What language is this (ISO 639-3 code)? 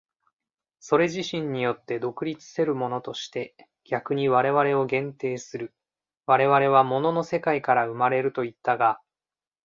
jpn